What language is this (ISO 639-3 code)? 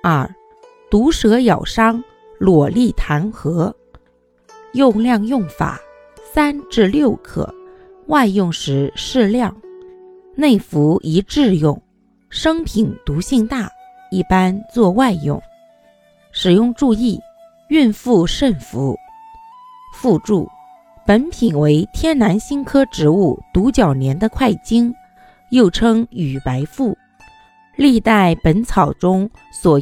zho